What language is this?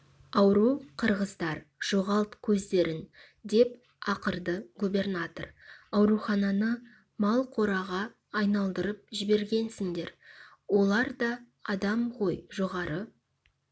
Kazakh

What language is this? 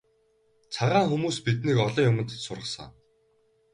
Mongolian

